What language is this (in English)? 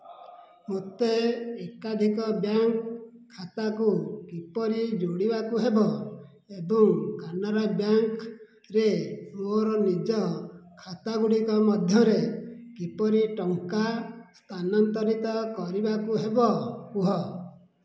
Odia